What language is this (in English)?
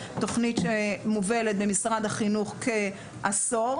Hebrew